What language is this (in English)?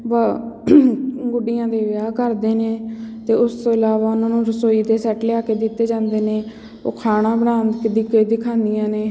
Punjabi